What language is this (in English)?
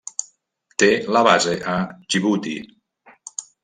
Catalan